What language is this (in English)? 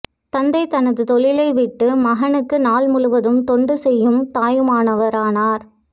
Tamil